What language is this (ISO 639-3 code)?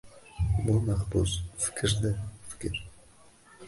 uzb